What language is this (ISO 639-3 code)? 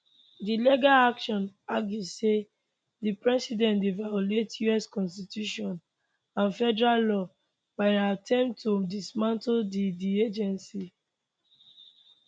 pcm